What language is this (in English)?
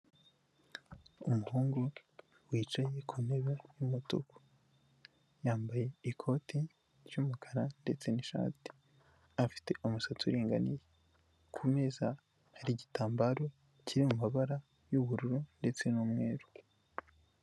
Kinyarwanda